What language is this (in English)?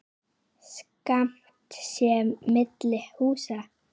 Icelandic